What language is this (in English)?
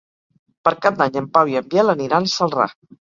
Catalan